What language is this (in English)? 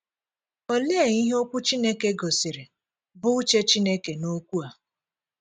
Igbo